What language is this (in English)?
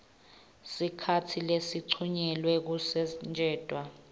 Swati